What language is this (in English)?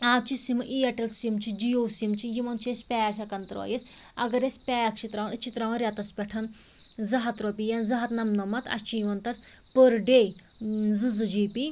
Kashmiri